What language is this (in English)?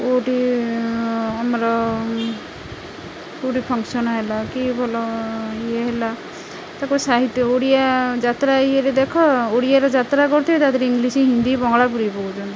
Odia